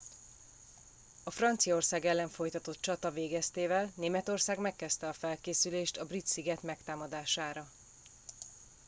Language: Hungarian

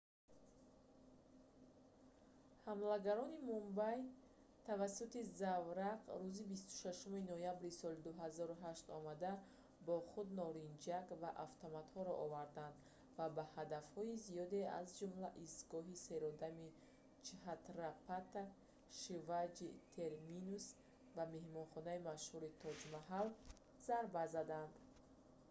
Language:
Tajik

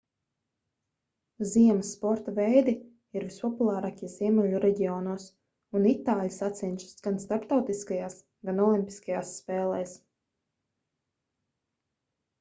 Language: Latvian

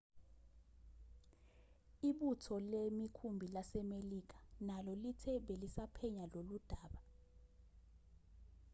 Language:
Zulu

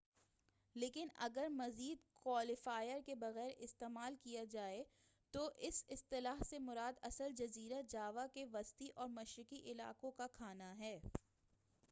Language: Urdu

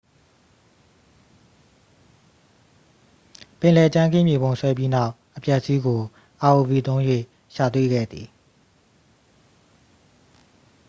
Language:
Burmese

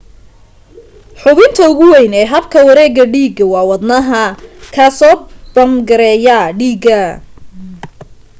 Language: Somali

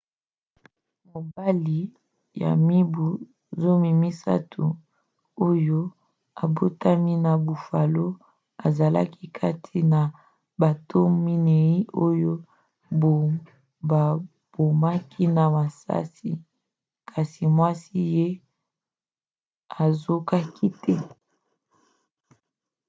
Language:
Lingala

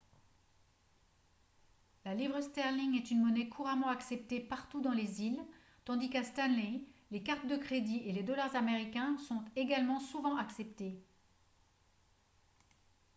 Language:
French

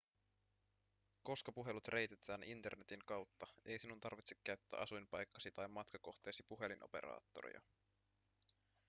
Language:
Finnish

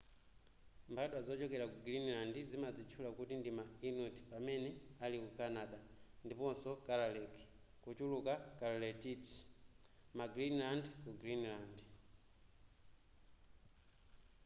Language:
Nyanja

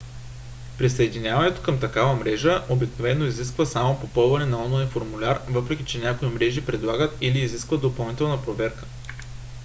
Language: Bulgarian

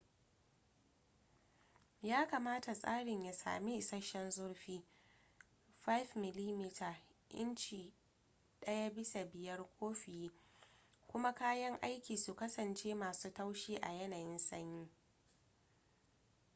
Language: Hausa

